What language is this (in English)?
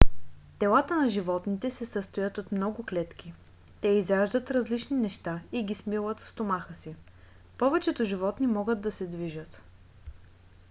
Bulgarian